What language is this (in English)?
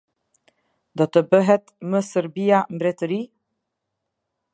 Albanian